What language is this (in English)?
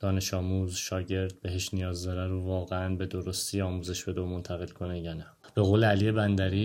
Persian